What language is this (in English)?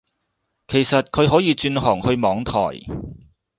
Cantonese